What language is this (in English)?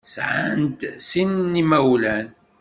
Kabyle